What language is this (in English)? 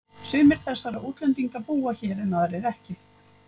Icelandic